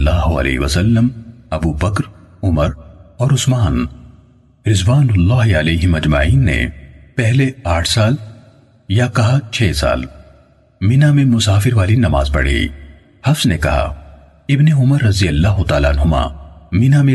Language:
Urdu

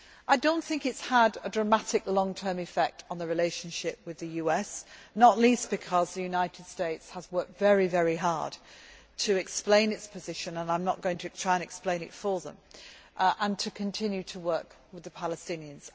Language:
English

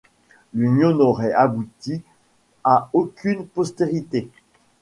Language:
French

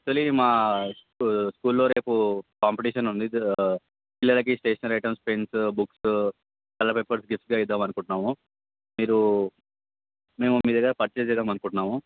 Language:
Telugu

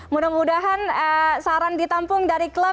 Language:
Indonesian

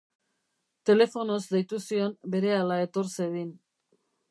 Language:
Basque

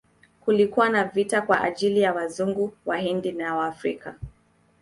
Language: Swahili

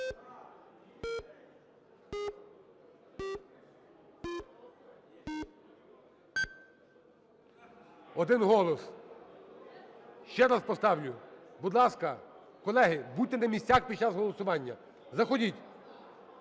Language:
Ukrainian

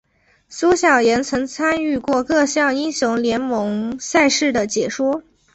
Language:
Chinese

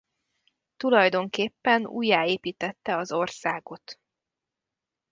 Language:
Hungarian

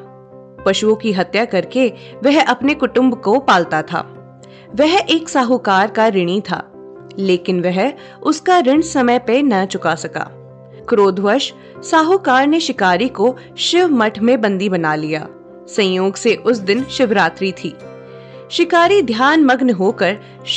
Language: Hindi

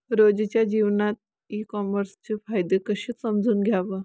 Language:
Marathi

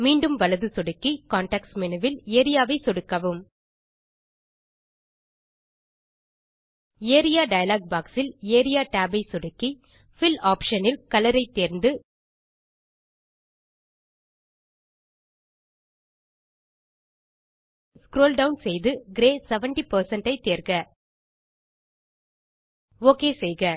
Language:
Tamil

